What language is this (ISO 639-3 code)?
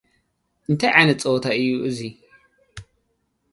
tir